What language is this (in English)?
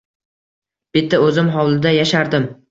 Uzbek